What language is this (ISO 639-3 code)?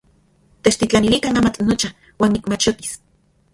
ncx